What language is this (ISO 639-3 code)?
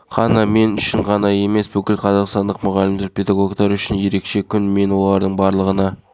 kaz